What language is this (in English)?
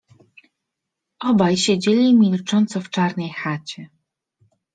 Polish